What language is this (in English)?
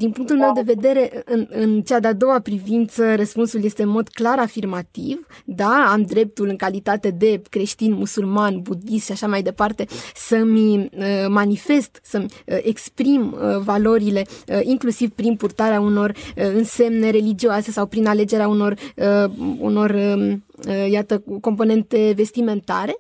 Romanian